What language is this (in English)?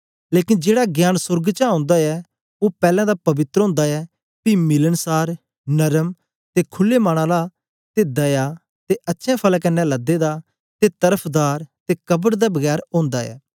Dogri